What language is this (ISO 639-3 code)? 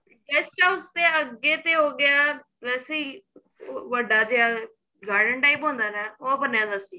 pan